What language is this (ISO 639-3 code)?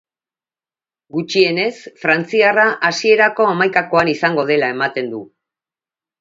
eus